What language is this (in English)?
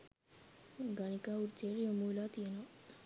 Sinhala